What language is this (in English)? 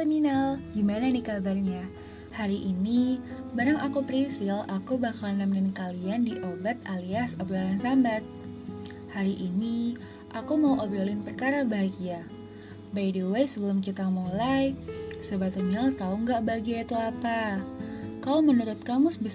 Indonesian